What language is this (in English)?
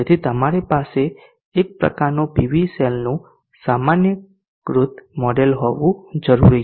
Gujarati